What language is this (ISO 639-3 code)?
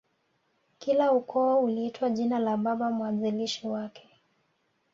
swa